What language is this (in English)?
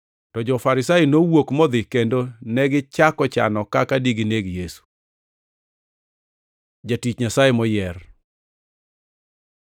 Luo (Kenya and Tanzania)